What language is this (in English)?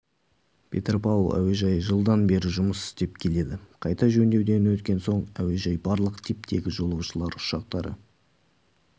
Kazakh